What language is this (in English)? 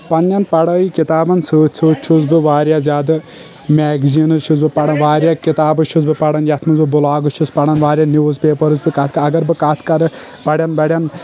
Kashmiri